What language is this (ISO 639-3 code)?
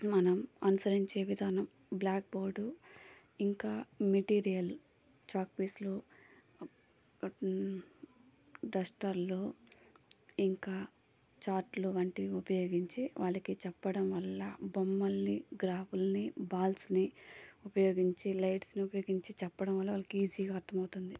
tel